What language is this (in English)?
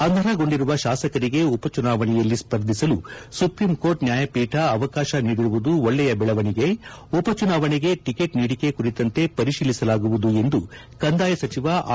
Kannada